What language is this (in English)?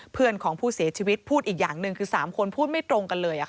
Thai